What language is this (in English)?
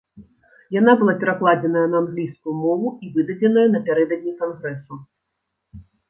Belarusian